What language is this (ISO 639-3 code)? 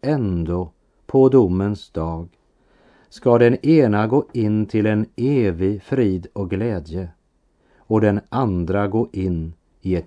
swe